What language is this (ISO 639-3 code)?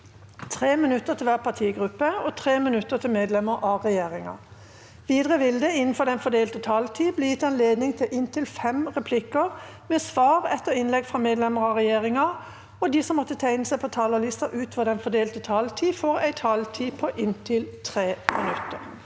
nor